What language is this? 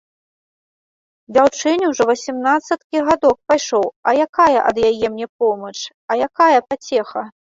Belarusian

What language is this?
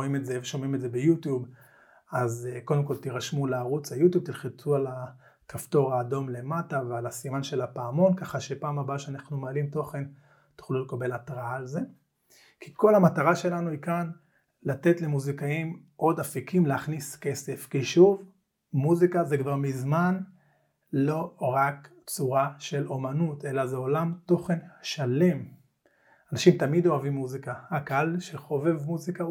Hebrew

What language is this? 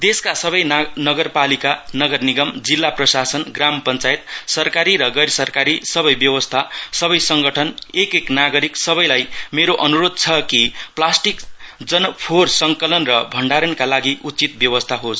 Nepali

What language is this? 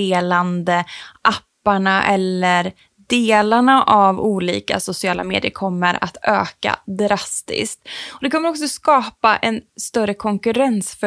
Swedish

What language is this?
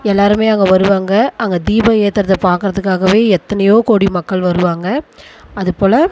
Tamil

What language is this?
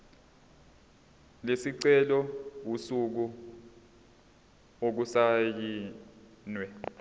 Zulu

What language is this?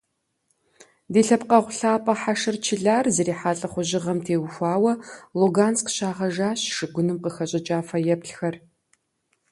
Kabardian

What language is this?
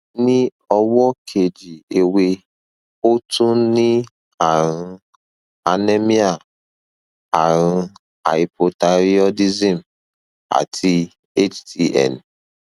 Yoruba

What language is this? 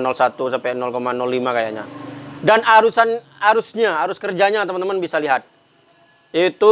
Indonesian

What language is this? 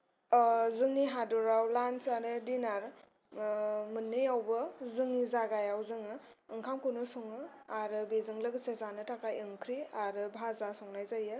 Bodo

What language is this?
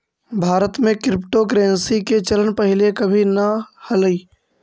Magahi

